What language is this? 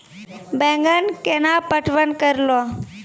Maithili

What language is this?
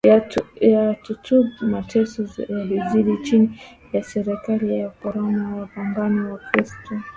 Swahili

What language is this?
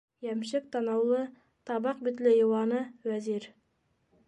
Bashkir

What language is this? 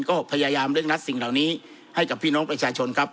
Thai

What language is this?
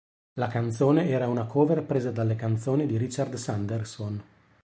Italian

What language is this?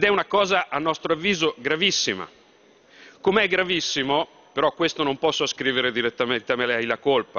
Italian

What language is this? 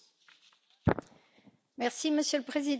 French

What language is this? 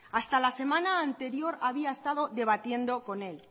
Spanish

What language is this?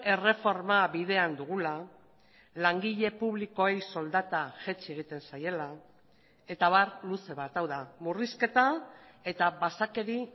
Basque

